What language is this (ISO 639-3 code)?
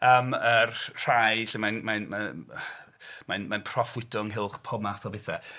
cym